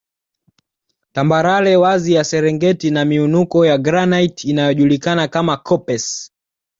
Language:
Swahili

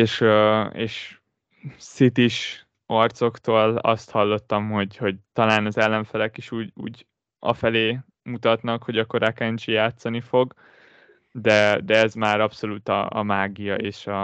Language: Hungarian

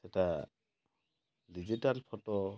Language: Odia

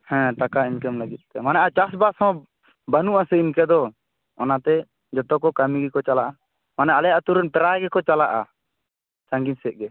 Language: Santali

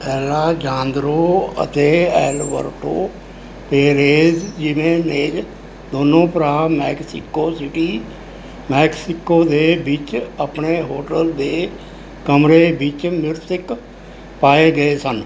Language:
Punjabi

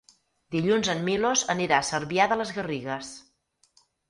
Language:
Catalan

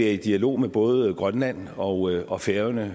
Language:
Danish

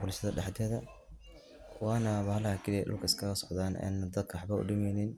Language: Somali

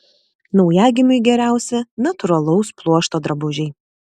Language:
Lithuanian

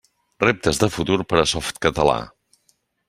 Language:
Catalan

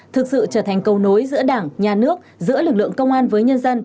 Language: Vietnamese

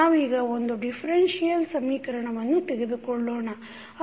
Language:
Kannada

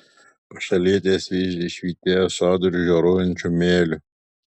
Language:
Lithuanian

